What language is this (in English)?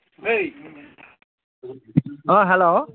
Assamese